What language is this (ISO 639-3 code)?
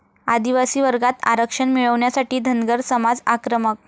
mar